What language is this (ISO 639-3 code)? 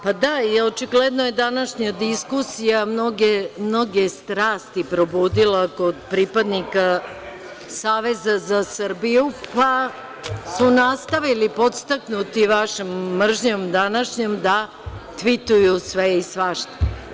srp